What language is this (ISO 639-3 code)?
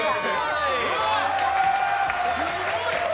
jpn